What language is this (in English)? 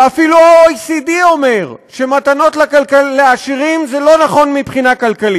Hebrew